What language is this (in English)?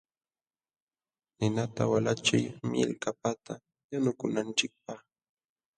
Jauja Wanca Quechua